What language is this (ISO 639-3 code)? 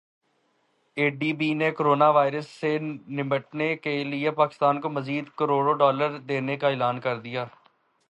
urd